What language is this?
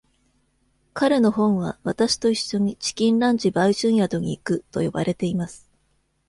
Japanese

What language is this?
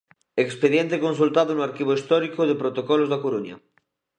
Galician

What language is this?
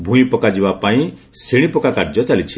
Odia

